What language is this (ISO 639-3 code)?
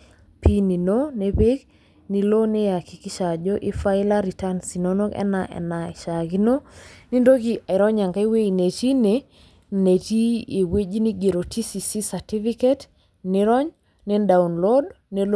mas